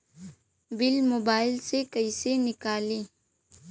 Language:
Bhojpuri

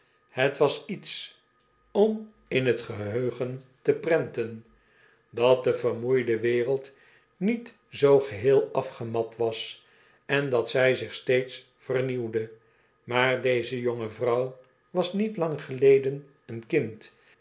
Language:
Dutch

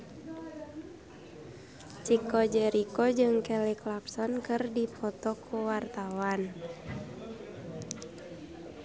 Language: Sundanese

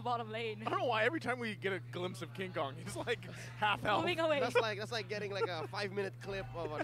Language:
Indonesian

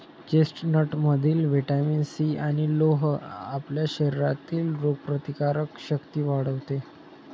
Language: Marathi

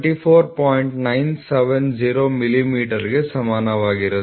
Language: Kannada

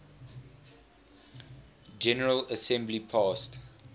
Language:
English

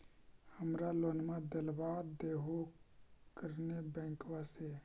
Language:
Magahi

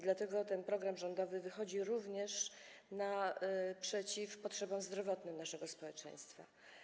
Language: Polish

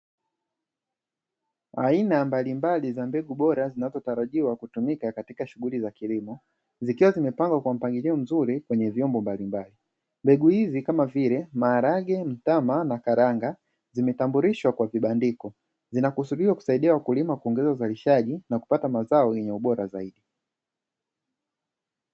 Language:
Swahili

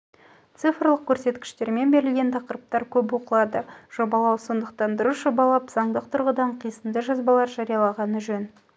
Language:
Kazakh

